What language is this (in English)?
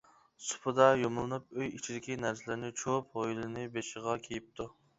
Uyghur